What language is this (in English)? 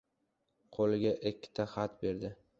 Uzbek